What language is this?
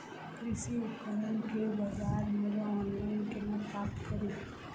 Maithili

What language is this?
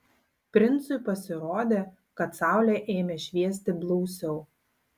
Lithuanian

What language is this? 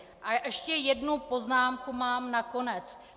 Czech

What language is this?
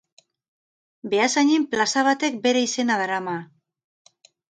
Basque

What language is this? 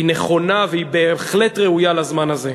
Hebrew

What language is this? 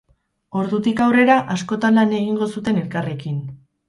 Basque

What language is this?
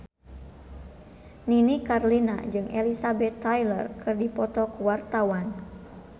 Sundanese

